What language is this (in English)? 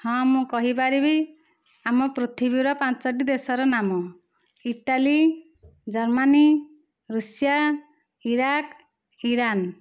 Odia